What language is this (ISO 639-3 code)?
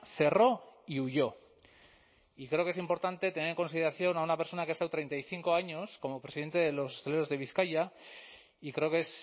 spa